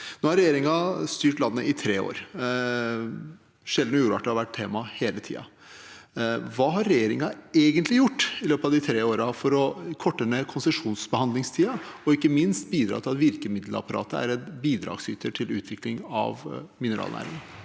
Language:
Norwegian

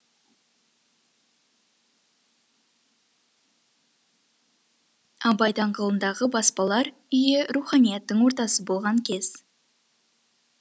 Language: Kazakh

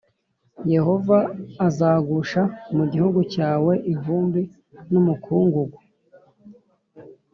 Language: Kinyarwanda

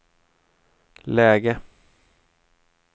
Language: Swedish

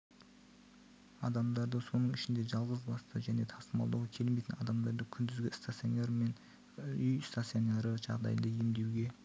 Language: Kazakh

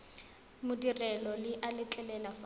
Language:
Tswana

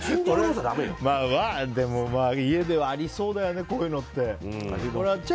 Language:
Japanese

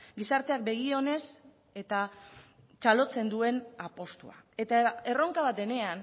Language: Basque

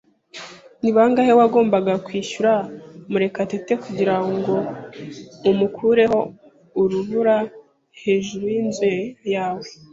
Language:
Kinyarwanda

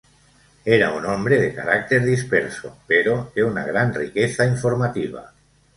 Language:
Spanish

